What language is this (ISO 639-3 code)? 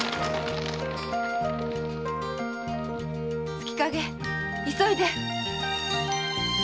jpn